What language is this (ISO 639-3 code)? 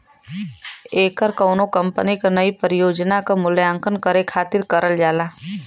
bho